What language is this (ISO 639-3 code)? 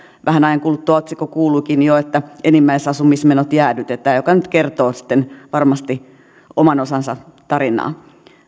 fin